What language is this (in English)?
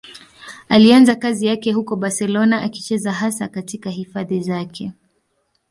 Swahili